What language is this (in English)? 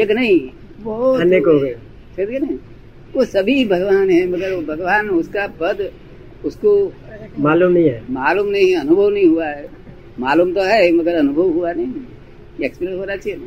Hindi